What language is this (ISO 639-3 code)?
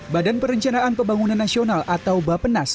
ind